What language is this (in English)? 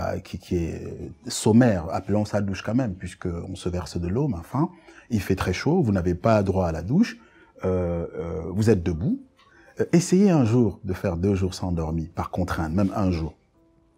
French